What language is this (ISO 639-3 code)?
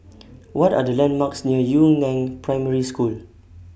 eng